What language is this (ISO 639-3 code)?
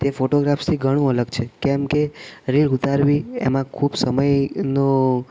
guj